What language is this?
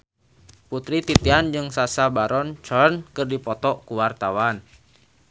Sundanese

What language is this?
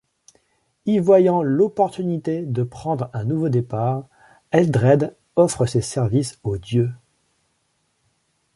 French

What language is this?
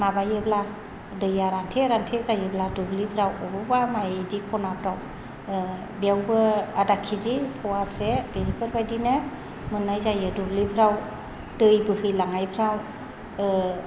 Bodo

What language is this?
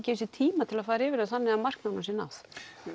Icelandic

